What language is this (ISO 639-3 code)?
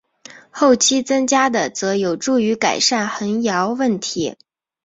zho